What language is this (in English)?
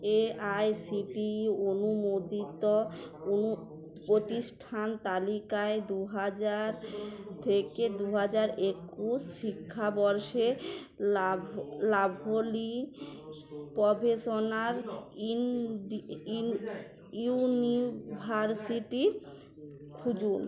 Bangla